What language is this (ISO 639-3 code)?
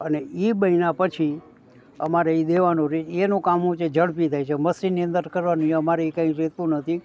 guj